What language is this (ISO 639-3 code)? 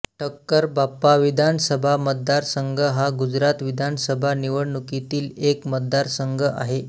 mar